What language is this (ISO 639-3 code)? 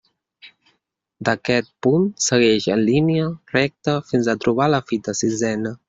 cat